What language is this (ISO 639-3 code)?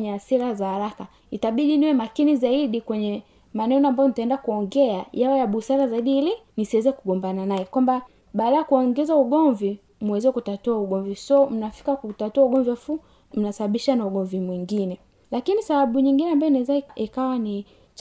swa